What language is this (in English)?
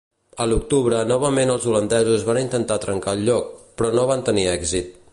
Catalan